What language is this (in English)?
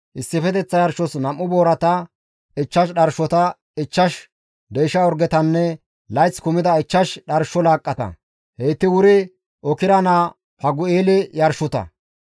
Gamo